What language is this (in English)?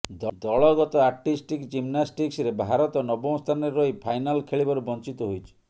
Odia